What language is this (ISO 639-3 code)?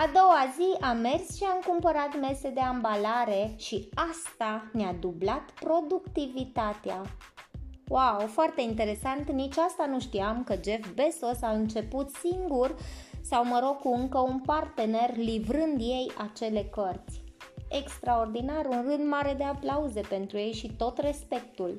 ron